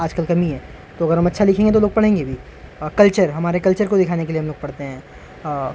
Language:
Urdu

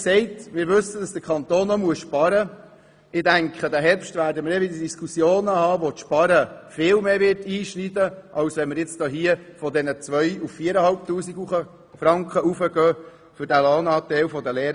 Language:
Swiss German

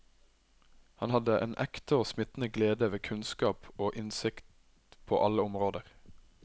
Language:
Norwegian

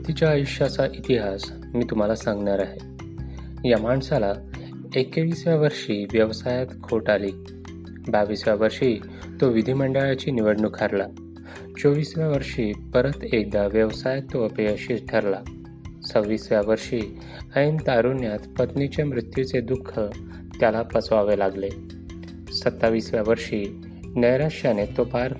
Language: Marathi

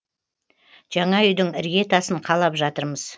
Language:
Kazakh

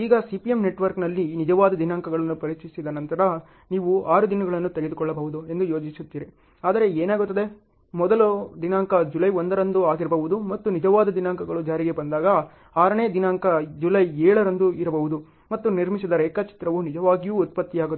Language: Kannada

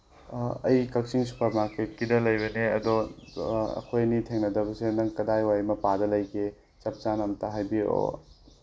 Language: Manipuri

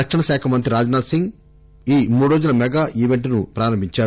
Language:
Telugu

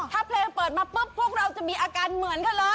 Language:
Thai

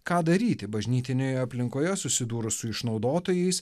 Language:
Lithuanian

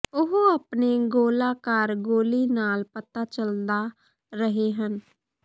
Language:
Punjabi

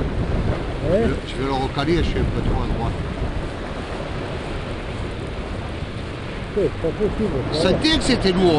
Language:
French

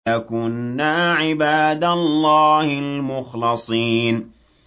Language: Arabic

